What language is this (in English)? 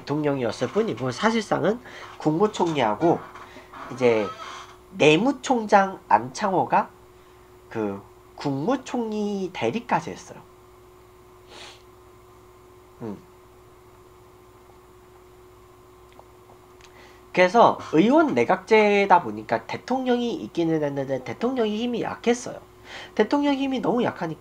Korean